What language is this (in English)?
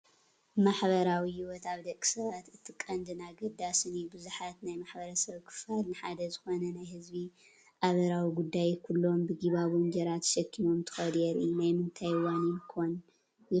Tigrinya